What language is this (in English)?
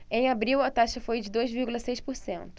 Portuguese